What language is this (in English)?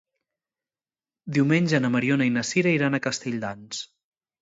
Catalan